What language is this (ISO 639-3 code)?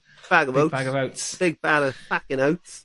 cym